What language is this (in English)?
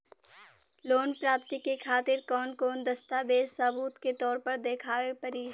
Bhojpuri